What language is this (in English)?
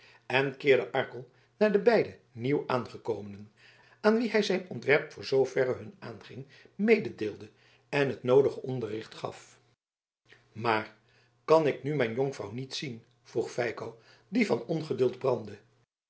Dutch